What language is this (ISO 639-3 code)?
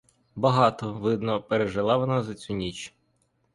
ukr